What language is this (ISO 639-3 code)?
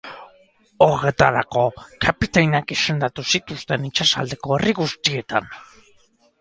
eus